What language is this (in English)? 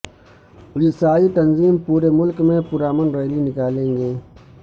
Urdu